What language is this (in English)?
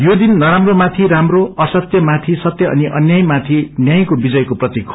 Nepali